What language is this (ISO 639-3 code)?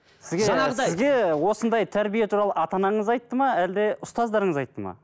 kaz